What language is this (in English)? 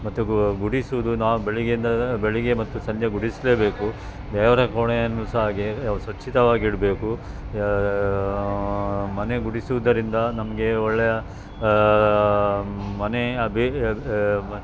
Kannada